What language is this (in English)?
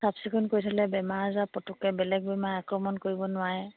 Assamese